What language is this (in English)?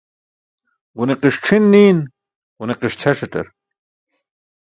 Burushaski